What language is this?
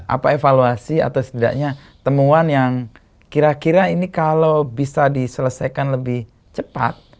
Indonesian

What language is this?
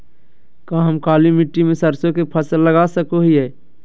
Magahi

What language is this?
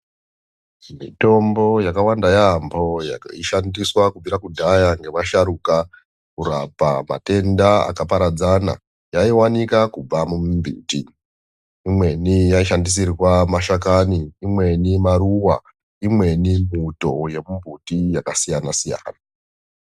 Ndau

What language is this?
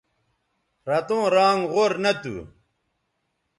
Bateri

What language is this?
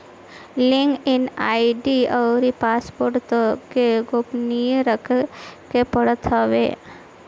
Bhojpuri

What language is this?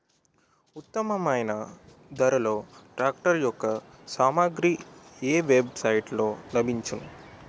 Telugu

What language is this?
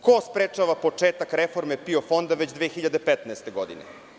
Serbian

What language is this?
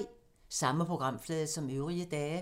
Danish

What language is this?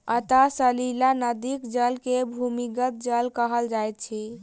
Maithili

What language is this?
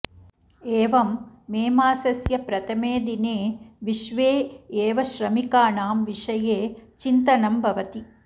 Sanskrit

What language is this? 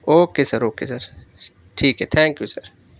Urdu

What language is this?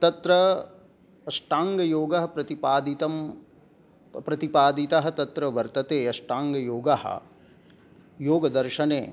Sanskrit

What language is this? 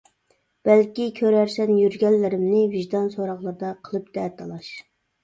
Uyghur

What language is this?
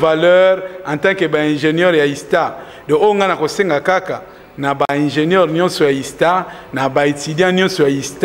French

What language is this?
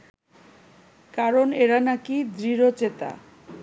Bangla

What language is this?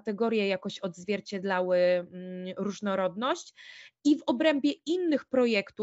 Polish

